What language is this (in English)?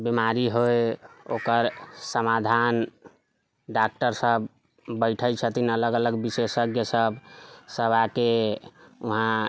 Maithili